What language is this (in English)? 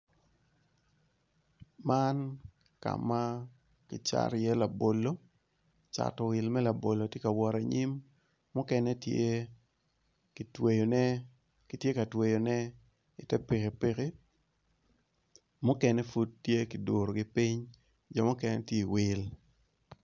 Acoli